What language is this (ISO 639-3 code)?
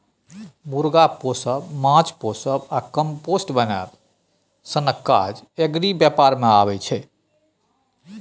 mai